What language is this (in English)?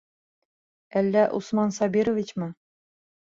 Bashkir